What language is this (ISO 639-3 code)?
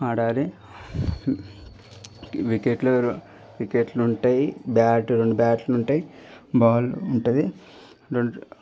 tel